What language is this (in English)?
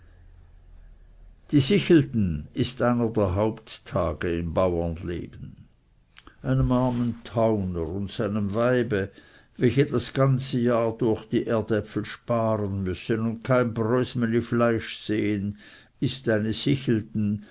German